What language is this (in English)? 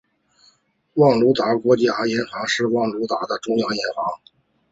Chinese